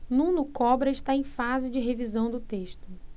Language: Portuguese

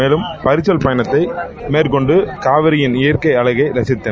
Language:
Tamil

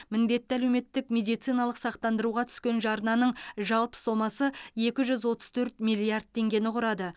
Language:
Kazakh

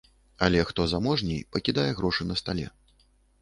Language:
Belarusian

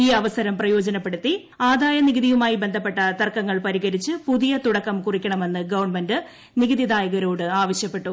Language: Malayalam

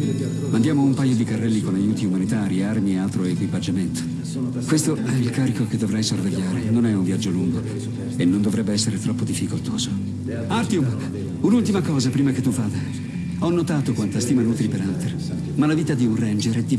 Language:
Italian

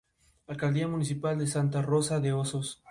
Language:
Spanish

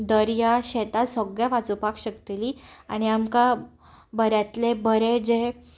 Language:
Konkani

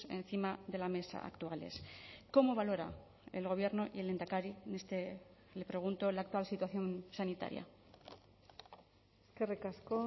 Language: Spanish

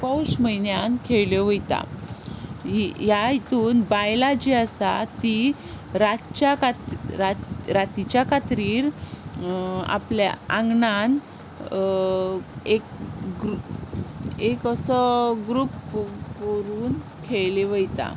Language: Konkani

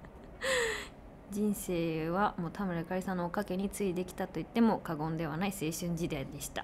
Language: Japanese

